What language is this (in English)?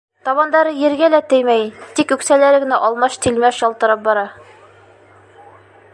Bashkir